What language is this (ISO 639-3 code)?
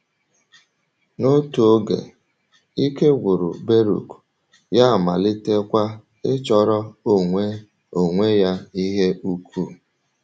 ibo